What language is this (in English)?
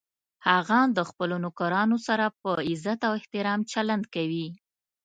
Pashto